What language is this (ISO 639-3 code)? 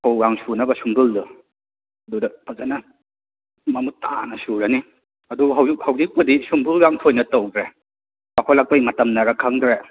mni